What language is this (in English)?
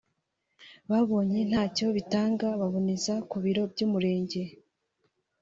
Kinyarwanda